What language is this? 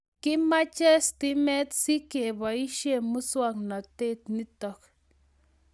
Kalenjin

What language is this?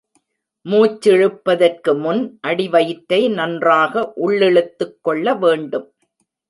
Tamil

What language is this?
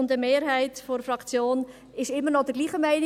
Swiss German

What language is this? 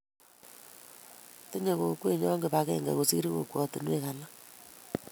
Kalenjin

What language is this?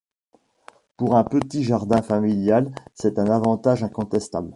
French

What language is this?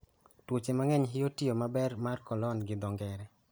Luo (Kenya and Tanzania)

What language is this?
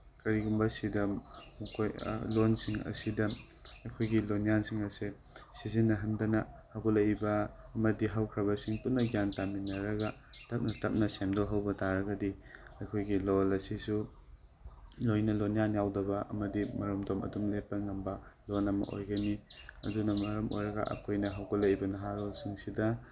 Manipuri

